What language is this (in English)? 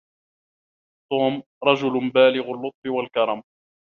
Arabic